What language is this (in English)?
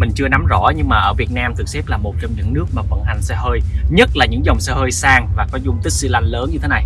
Vietnamese